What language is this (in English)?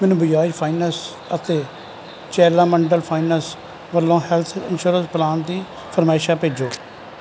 Punjabi